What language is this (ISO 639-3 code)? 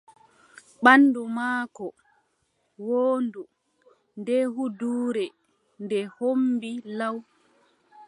fub